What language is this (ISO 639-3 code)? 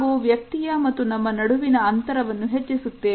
kan